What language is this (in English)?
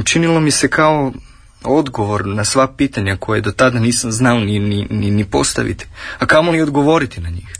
Croatian